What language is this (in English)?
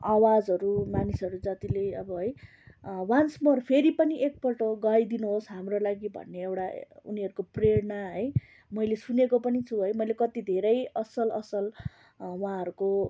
Nepali